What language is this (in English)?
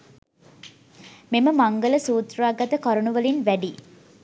Sinhala